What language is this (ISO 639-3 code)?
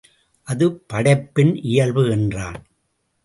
tam